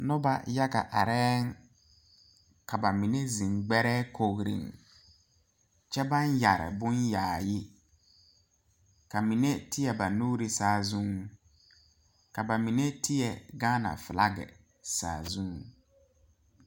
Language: Southern Dagaare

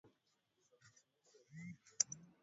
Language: Swahili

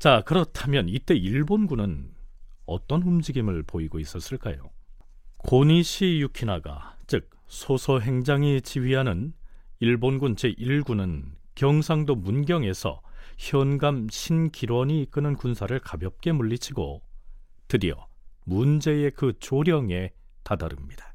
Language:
Korean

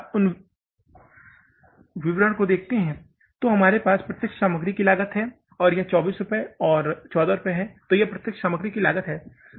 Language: Hindi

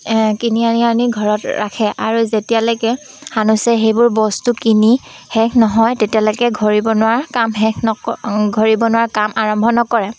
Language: Assamese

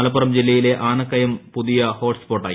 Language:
Malayalam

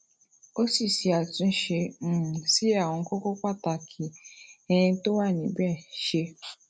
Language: Yoruba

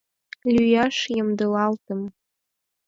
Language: Mari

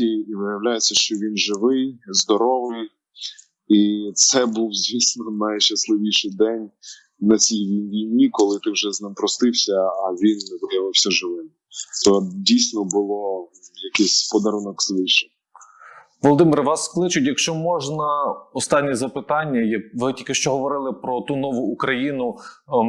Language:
Ukrainian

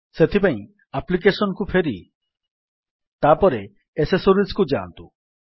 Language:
Odia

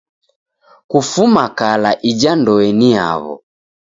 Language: Taita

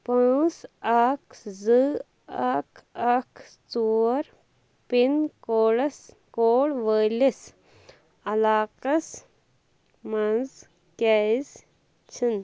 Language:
Kashmiri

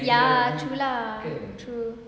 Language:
English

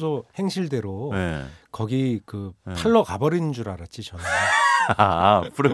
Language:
Korean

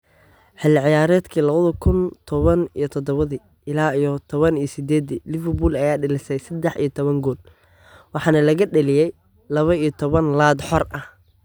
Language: Somali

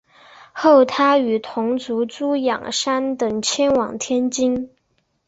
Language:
Chinese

